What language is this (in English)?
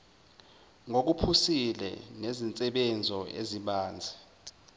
Zulu